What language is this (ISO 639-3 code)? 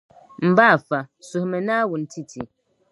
dag